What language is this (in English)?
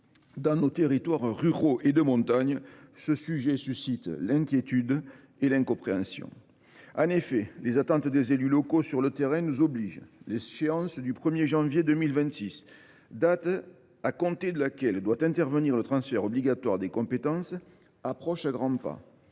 French